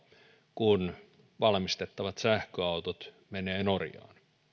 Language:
Finnish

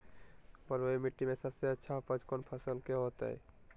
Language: Magahi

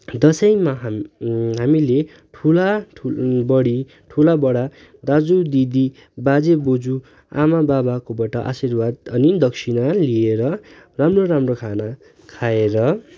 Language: Nepali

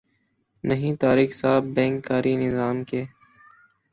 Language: Urdu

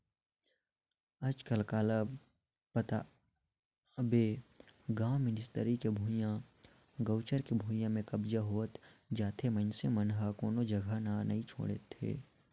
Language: Chhattisgarhi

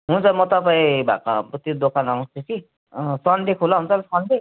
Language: Nepali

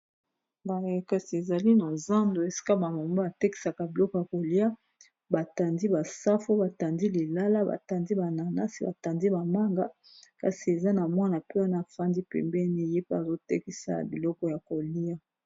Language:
Lingala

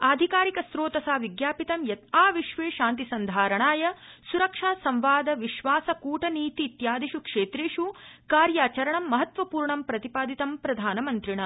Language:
Sanskrit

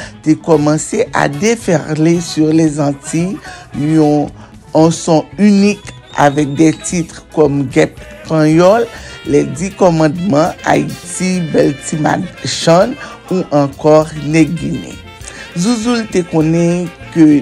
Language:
French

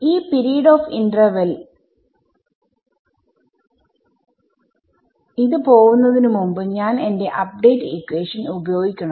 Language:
Malayalam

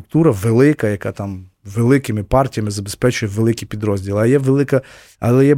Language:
Ukrainian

